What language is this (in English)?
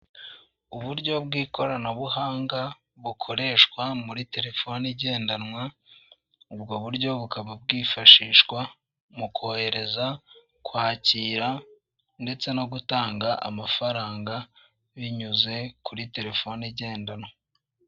Kinyarwanda